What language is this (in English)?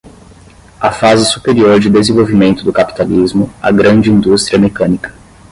Portuguese